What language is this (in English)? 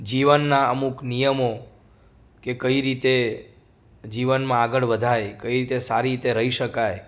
Gujarati